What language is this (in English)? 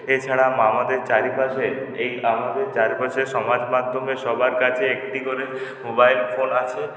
Bangla